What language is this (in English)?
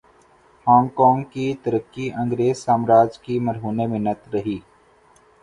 Urdu